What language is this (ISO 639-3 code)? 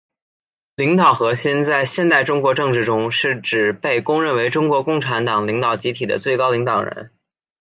zho